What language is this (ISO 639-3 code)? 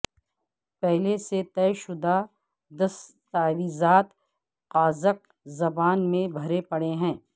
urd